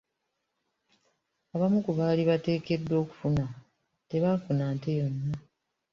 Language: Ganda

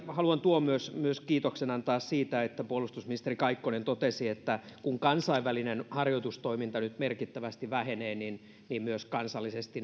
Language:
Finnish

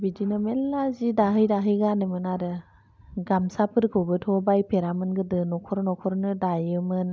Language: Bodo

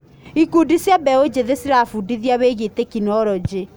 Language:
Kikuyu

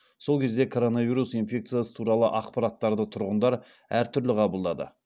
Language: Kazakh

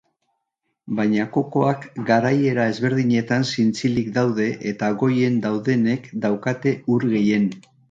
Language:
Basque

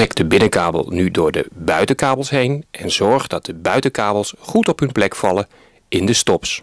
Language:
Dutch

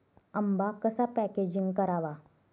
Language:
Marathi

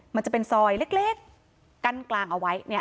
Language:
Thai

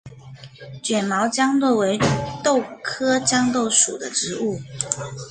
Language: Chinese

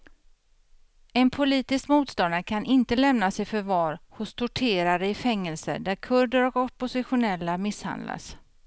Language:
Swedish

